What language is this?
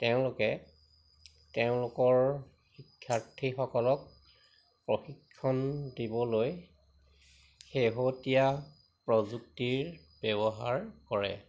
Assamese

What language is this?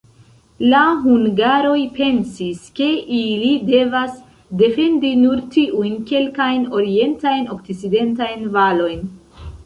Esperanto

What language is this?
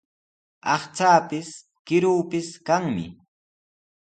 Sihuas Ancash Quechua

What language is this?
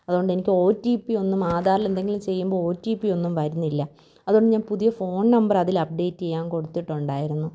Malayalam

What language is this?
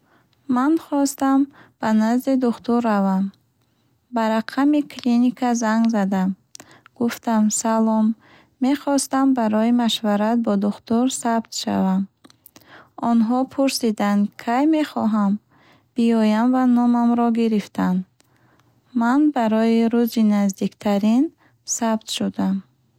Bukharic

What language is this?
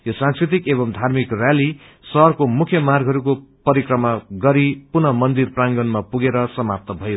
Nepali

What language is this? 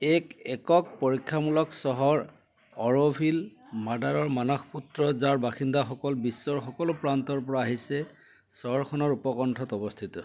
Assamese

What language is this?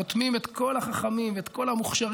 Hebrew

